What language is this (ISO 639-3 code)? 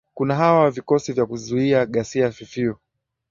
swa